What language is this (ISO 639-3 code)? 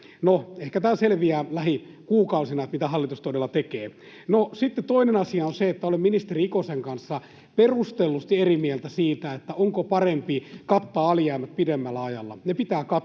fin